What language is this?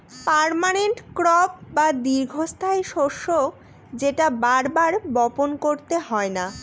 Bangla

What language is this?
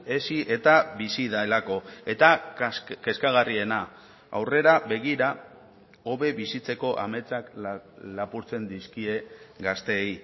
Basque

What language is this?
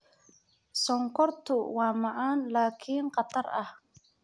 Somali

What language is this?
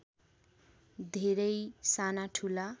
Nepali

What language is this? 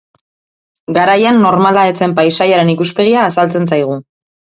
Basque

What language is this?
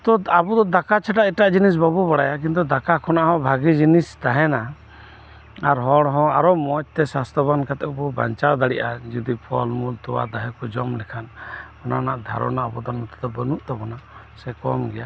Santali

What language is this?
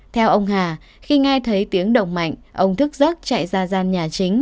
Vietnamese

